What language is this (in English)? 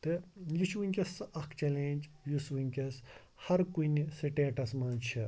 Kashmiri